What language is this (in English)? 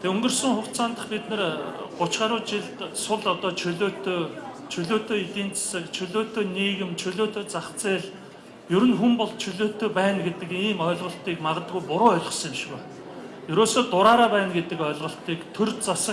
Korean